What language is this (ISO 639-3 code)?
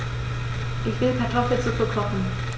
deu